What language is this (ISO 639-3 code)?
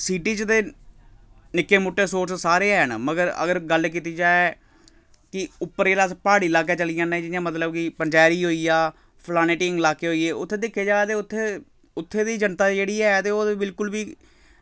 doi